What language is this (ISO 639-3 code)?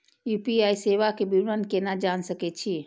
mai